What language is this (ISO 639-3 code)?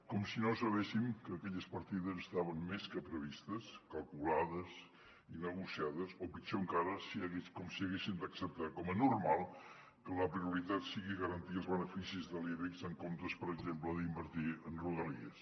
cat